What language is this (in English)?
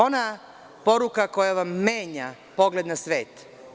Serbian